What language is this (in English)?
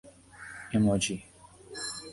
Urdu